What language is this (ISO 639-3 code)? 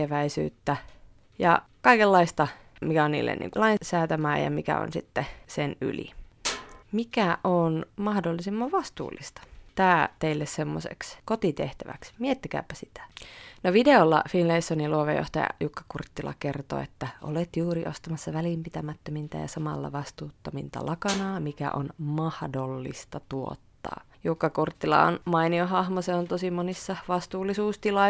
fin